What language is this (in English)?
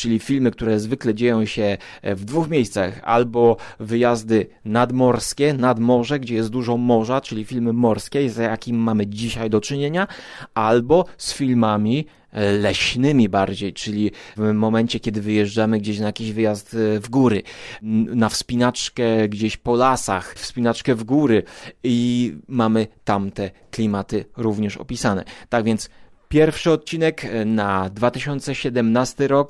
Polish